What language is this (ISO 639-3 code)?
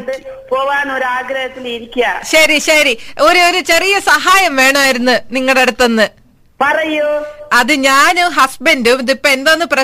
mal